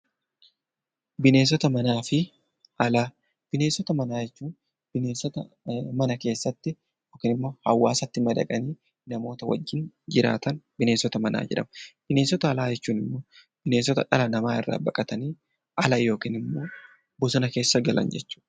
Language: Oromo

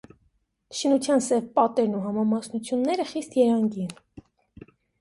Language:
Armenian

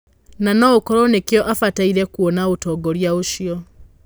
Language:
Kikuyu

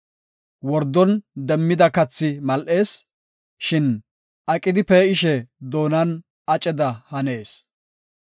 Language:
Gofa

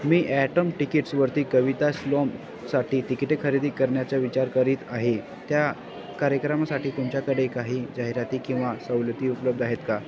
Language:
Marathi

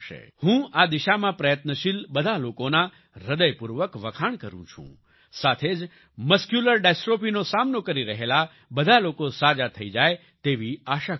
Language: Gujarati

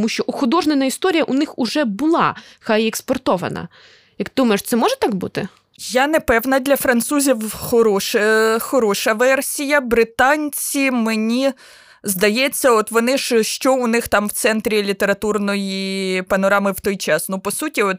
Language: Ukrainian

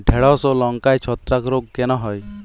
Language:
Bangla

